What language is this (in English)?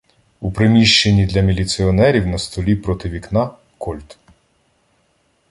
Ukrainian